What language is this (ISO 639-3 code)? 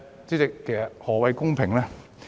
yue